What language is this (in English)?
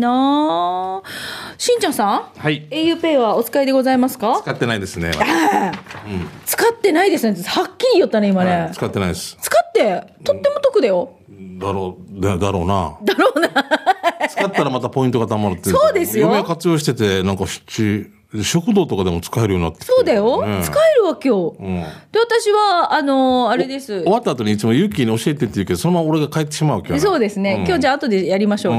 Japanese